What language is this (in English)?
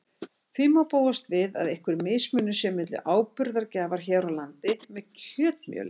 Icelandic